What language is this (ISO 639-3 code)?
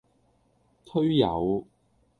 yue